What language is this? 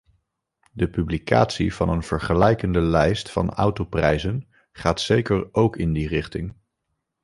Dutch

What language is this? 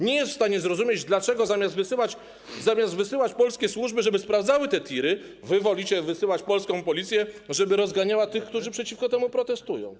Polish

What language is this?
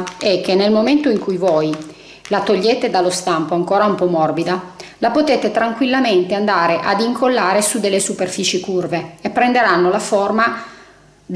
Italian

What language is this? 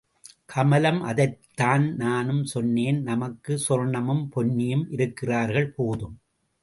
Tamil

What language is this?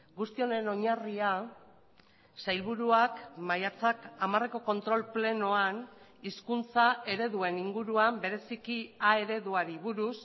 Basque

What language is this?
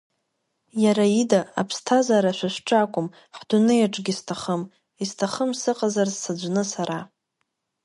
Abkhazian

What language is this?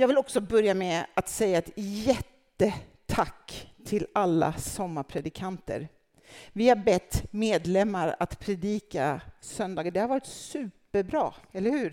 Swedish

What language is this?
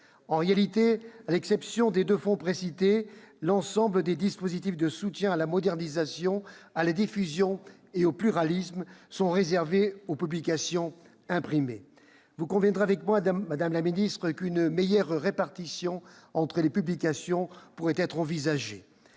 French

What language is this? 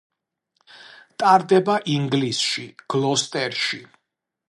Georgian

